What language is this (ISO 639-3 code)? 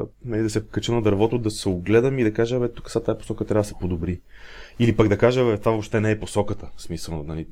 bul